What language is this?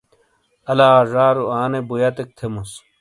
Shina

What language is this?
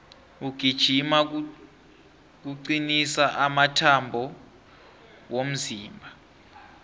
South Ndebele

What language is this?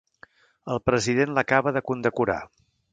Catalan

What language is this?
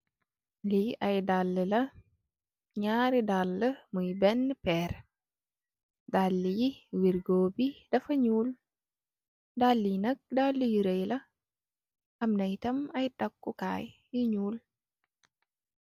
Wolof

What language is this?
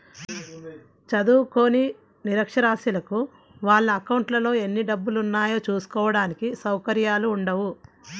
Telugu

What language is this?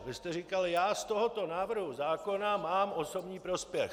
Czech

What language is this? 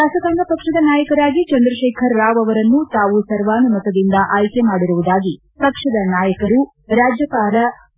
Kannada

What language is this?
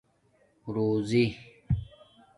Domaaki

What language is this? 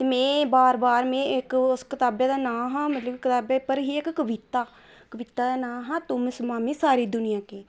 Dogri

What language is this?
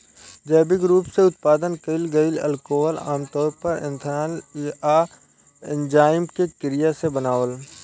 Bhojpuri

